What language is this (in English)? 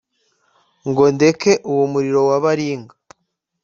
Kinyarwanda